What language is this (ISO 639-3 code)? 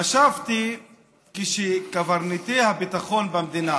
heb